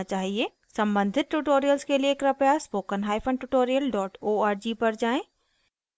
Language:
Hindi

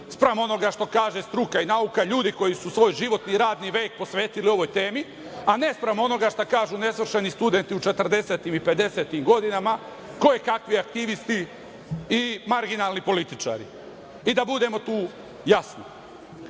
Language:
Serbian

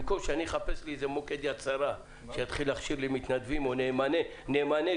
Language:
Hebrew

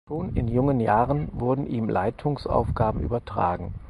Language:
German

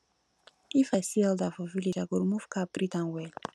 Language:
Nigerian Pidgin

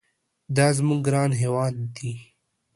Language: Pashto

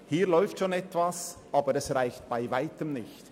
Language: Swiss German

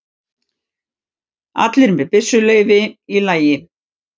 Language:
Icelandic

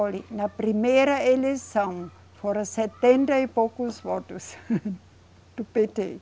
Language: Portuguese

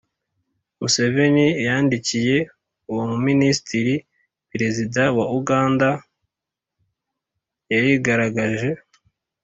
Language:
Kinyarwanda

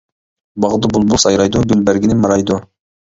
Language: Uyghur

